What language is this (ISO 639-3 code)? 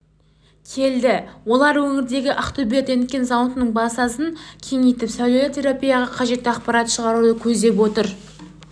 kaz